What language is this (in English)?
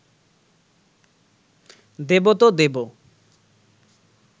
Bangla